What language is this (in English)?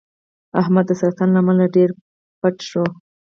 Pashto